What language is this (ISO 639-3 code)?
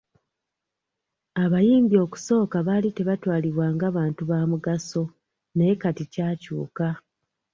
lug